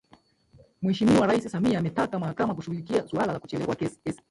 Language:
Swahili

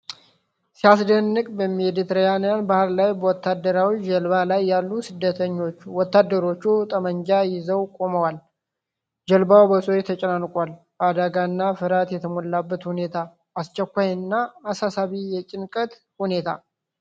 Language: Amharic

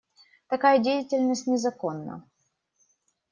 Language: Russian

